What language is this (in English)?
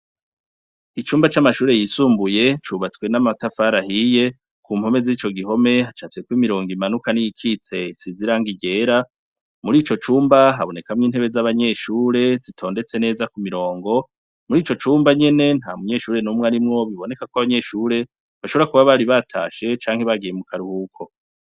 Rundi